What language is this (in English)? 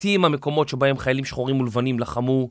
Hebrew